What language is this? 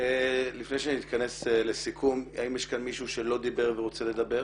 Hebrew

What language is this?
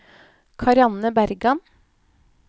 Norwegian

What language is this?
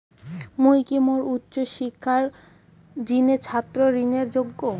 Bangla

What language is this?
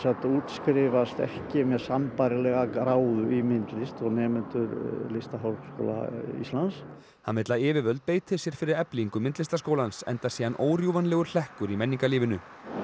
Icelandic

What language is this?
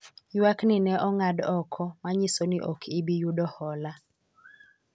Luo (Kenya and Tanzania)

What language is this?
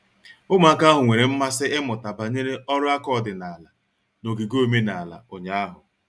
Igbo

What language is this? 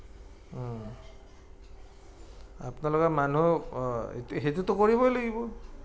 Assamese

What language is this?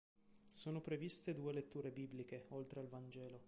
Italian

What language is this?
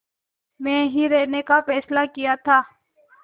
Hindi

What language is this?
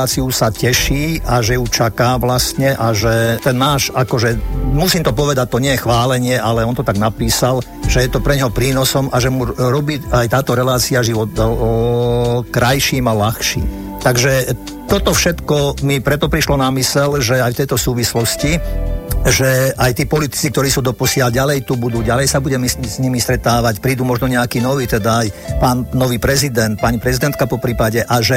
Slovak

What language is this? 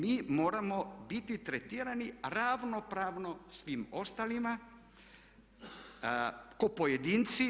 Croatian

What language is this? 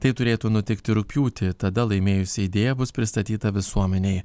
Lithuanian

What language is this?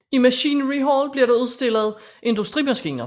Danish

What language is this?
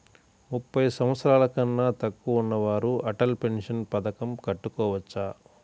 Telugu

